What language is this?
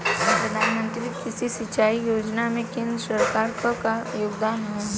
Bhojpuri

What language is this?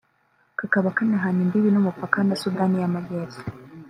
Kinyarwanda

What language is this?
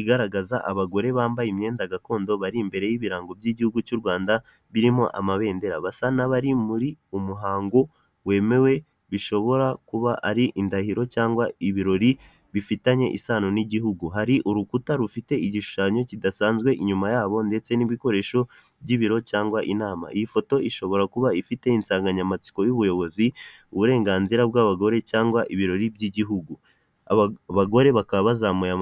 Kinyarwanda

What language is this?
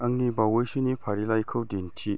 Bodo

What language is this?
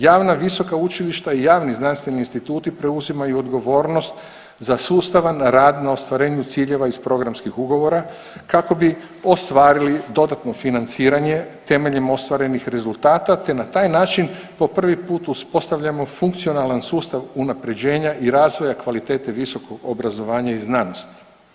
Croatian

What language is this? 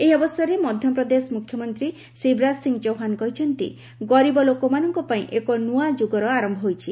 Odia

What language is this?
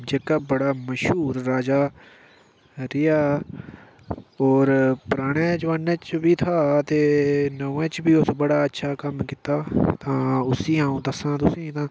Dogri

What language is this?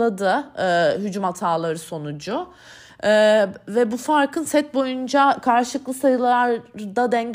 Turkish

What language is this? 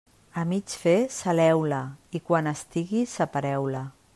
Catalan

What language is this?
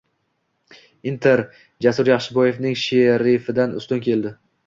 Uzbek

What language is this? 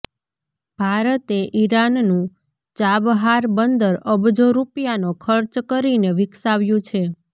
Gujarati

